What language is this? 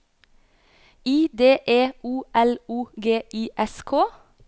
Norwegian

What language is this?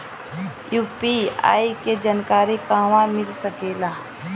Bhojpuri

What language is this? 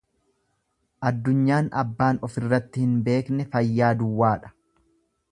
Oromo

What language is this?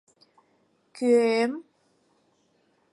Mari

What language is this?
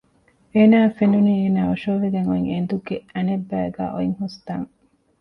Divehi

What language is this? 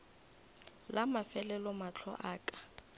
Northern Sotho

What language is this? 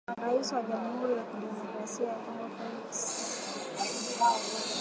Swahili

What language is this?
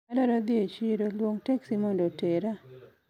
Luo (Kenya and Tanzania)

